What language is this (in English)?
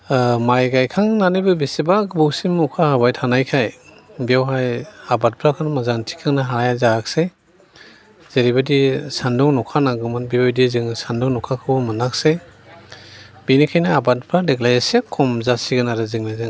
Bodo